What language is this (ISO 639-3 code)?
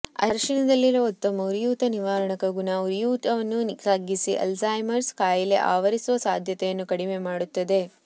kan